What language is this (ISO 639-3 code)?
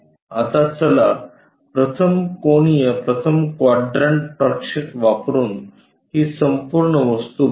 mar